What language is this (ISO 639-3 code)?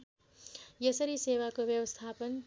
nep